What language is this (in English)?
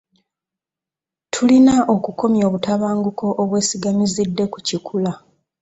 Ganda